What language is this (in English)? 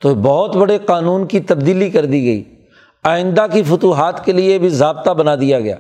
Urdu